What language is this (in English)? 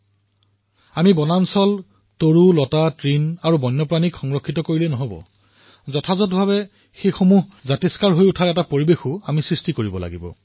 Assamese